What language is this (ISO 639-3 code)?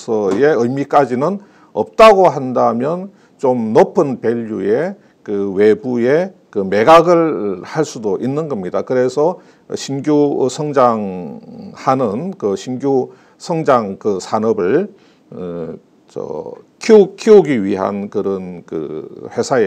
kor